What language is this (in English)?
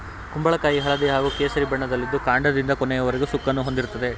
Kannada